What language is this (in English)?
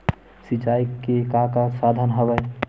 Chhattisgarhi